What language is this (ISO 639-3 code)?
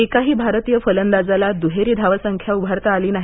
mar